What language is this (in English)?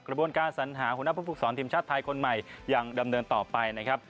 Thai